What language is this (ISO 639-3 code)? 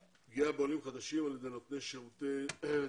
heb